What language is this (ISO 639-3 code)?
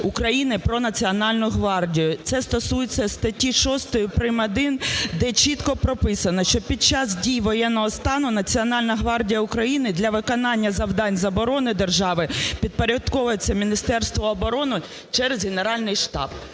ukr